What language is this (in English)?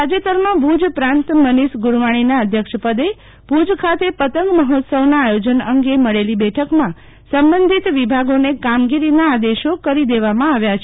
Gujarati